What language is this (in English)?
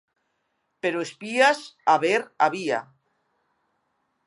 Galician